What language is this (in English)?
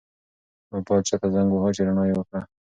Pashto